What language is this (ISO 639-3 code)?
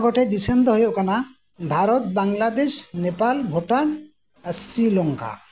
sat